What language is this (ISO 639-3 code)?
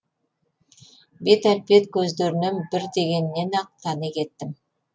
kaz